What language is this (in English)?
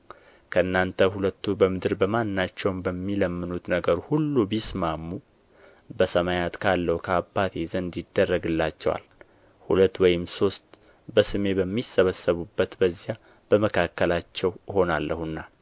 Amharic